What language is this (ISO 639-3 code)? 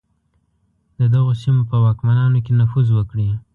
pus